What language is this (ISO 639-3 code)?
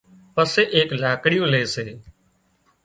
kxp